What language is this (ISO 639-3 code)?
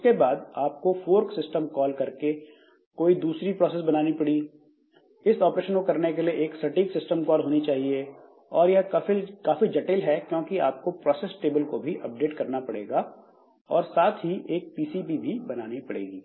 hin